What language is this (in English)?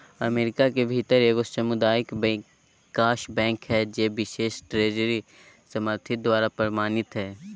Magahi